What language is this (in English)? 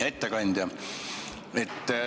Estonian